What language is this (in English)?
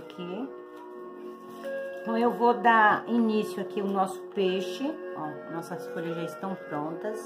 Portuguese